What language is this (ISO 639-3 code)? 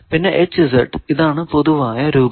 mal